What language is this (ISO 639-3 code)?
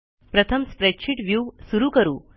mar